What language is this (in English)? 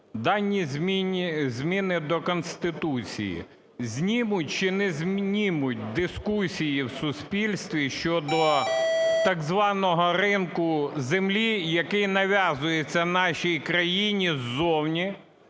Ukrainian